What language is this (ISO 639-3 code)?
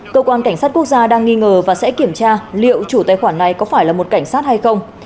vie